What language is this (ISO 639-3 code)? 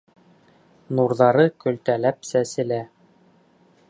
bak